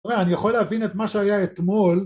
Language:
Hebrew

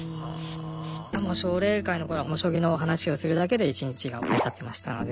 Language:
Japanese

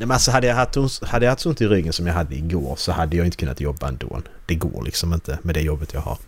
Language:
Swedish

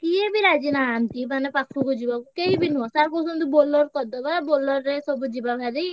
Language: Odia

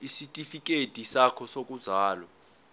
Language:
Zulu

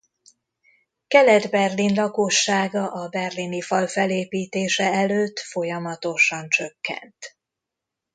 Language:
Hungarian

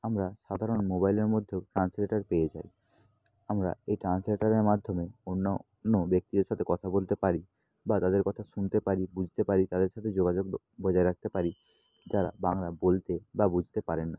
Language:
Bangla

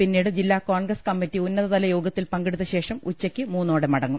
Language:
Malayalam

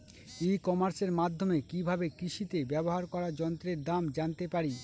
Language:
Bangla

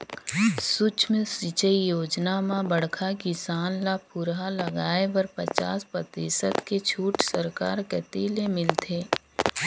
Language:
Chhattisgarhi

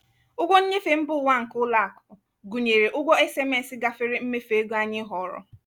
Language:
Igbo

